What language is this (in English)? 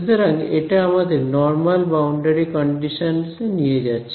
Bangla